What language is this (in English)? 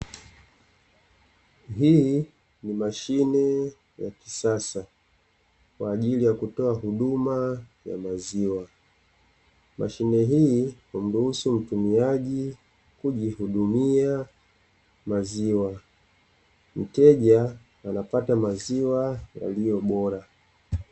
Swahili